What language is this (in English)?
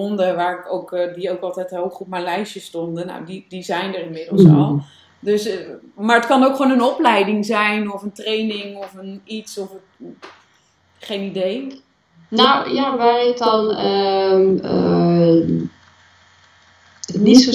Dutch